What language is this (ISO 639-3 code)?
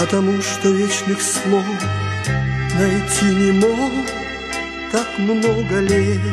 rus